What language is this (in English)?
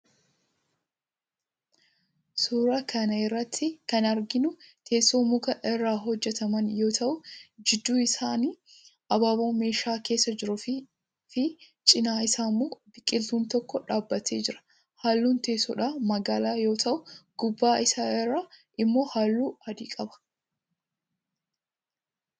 Oromo